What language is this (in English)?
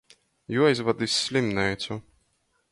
Latgalian